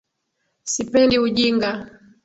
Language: Swahili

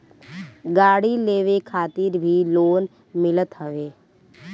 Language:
Bhojpuri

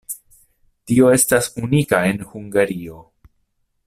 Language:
Esperanto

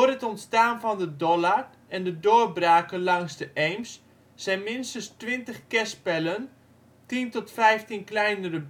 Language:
Dutch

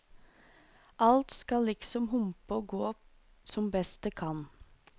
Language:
Norwegian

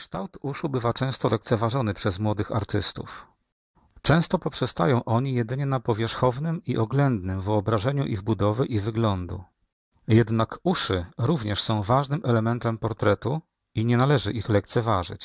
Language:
Polish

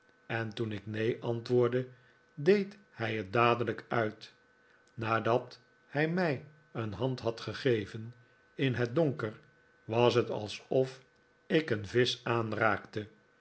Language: Dutch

